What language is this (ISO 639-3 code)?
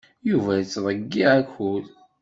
kab